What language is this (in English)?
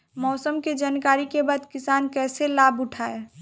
Bhojpuri